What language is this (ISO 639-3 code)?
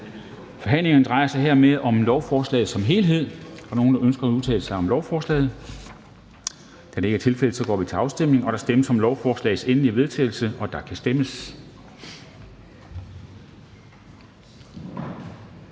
dan